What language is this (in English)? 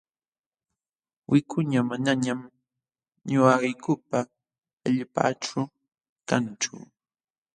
Jauja Wanca Quechua